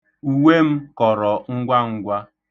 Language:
Igbo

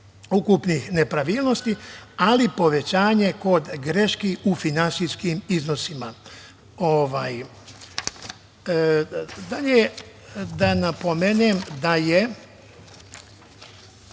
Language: Serbian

